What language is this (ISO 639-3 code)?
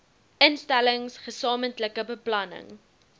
afr